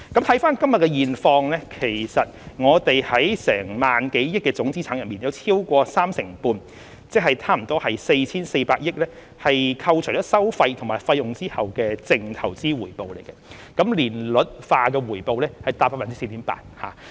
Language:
Cantonese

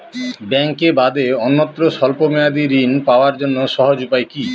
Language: Bangla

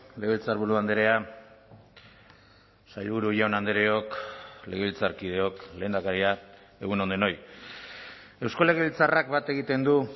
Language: Basque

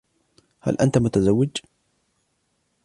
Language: Arabic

